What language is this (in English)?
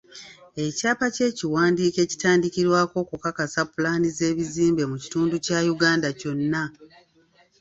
Ganda